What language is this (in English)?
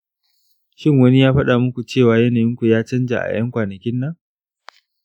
Hausa